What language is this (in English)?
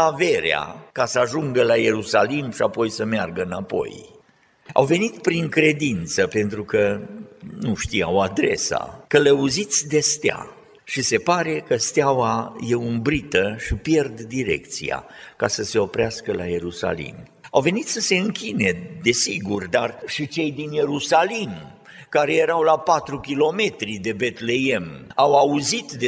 Romanian